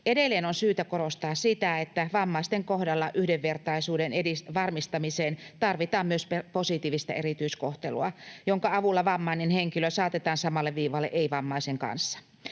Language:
Finnish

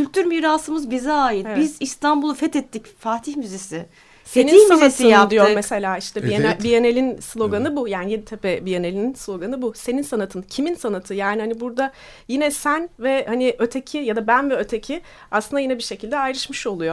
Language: Turkish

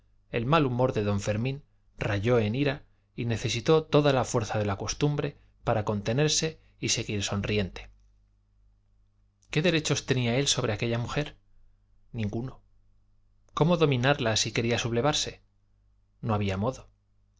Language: Spanish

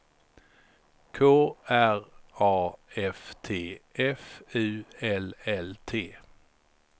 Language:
Swedish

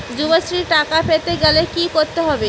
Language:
Bangla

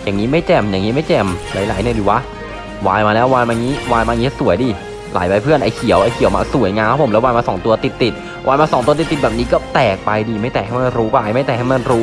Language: Thai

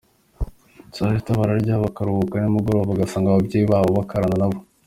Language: Kinyarwanda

